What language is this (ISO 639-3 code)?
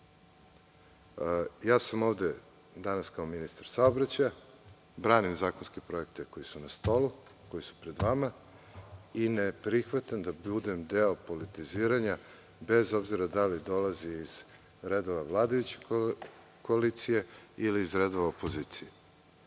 srp